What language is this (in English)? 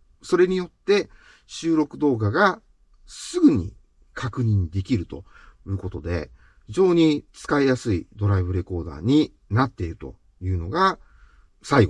Japanese